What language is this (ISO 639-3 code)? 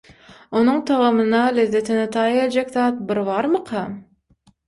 tuk